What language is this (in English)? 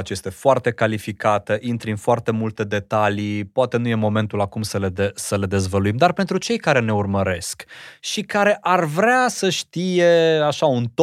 Romanian